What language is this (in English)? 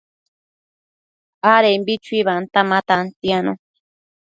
Matsés